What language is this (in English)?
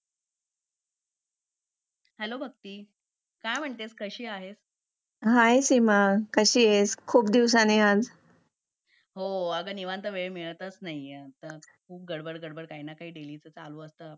Marathi